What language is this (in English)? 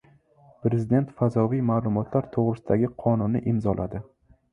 Uzbek